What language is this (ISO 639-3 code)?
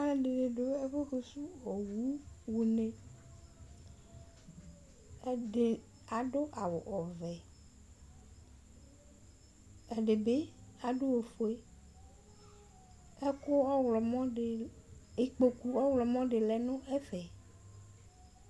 kpo